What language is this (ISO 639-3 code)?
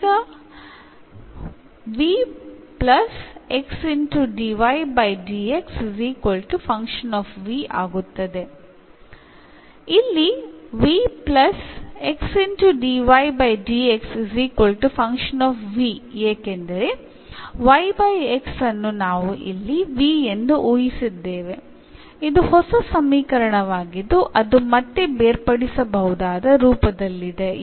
mal